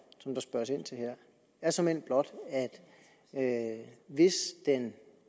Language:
Danish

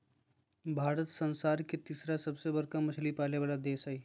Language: Magahi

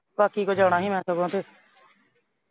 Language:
Punjabi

